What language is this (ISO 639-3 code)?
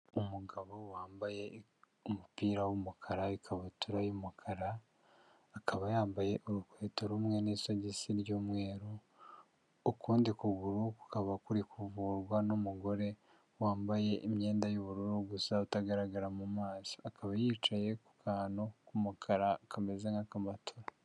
kin